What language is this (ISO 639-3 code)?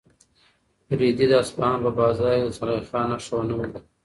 pus